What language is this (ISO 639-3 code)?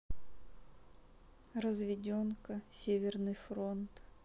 rus